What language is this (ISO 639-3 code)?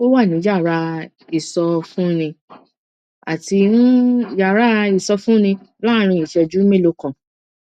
yor